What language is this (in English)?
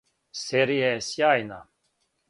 Serbian